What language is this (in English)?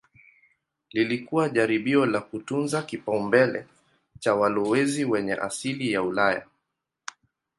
Swahili